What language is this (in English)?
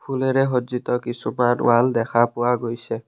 Assamese